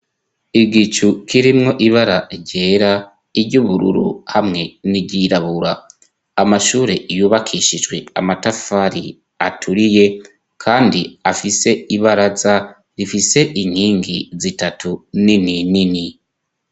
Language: Rundi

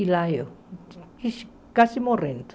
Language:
Portuguese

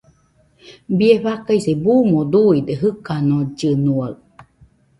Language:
Nüpode Huitoto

